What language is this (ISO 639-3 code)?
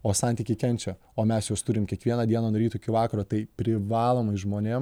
lit